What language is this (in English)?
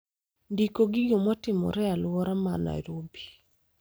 Luo (Kenya and Tanzania)